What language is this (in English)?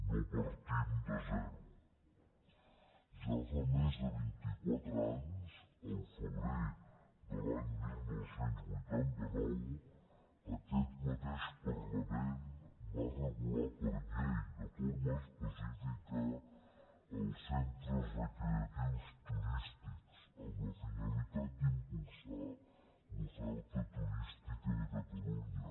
Catalan